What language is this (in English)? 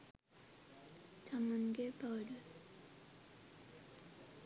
Sinhala